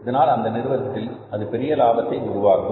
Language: Tamil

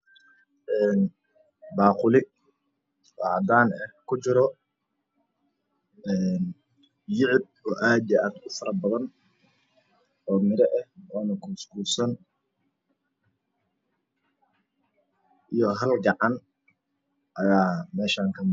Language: Somali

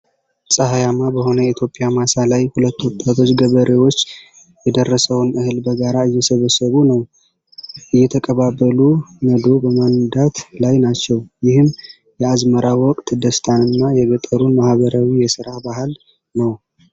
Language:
Amharic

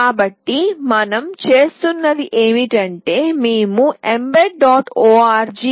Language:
Telugu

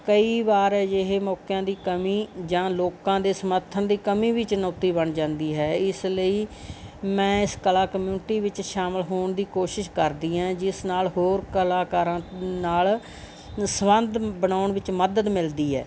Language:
Punjabi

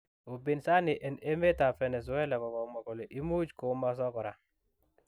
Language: Kalenjin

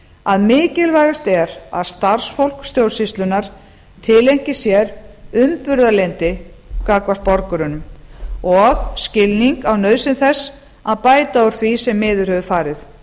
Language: Icelandic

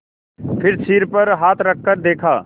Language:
Hindi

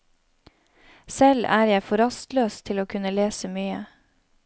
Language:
Norwegian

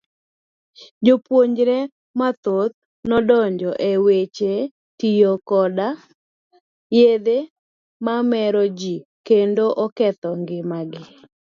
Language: Luo (Kenya and Tanzania)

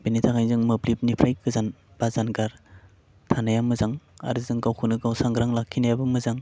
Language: Bodo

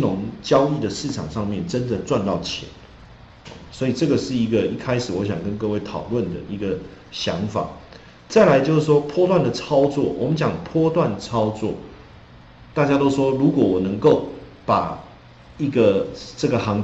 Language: Chinese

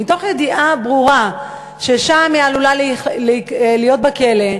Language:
Hebrew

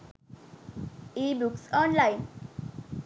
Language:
Sinhala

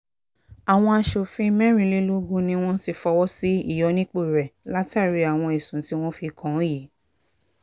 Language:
Yoruba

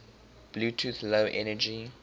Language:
English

